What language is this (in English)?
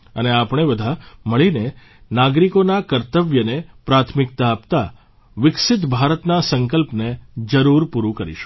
Gujarati